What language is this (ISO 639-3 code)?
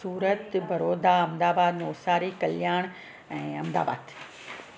snd